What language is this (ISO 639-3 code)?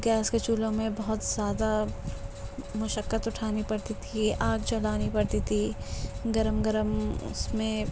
urd